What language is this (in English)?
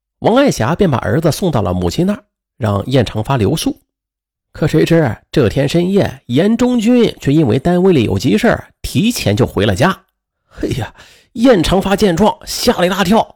Chinese